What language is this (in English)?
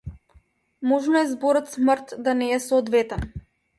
Macedonian